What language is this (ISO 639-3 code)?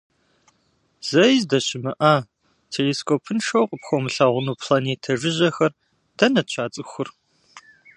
kbd